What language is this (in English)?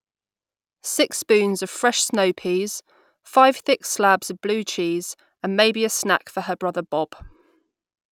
English